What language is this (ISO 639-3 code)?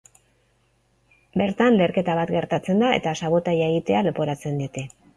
eus